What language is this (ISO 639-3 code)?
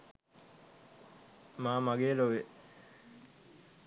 sin